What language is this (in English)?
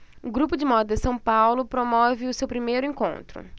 Portuguese